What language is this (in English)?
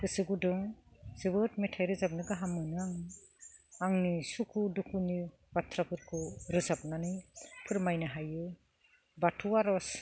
Bodo